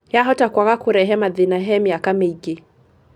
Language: Kikuyu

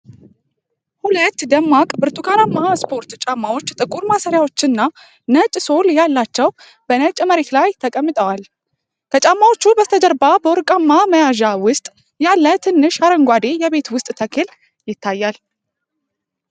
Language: Amharic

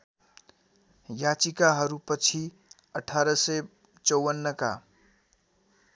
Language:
Nepali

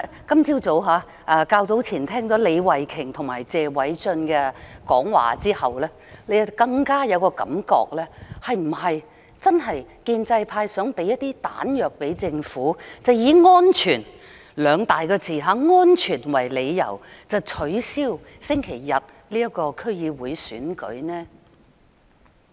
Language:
Cantonese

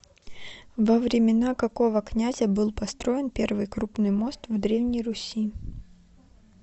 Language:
Russian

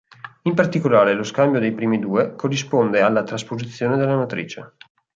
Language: Italian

